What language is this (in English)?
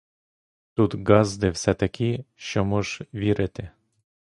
Ukrainian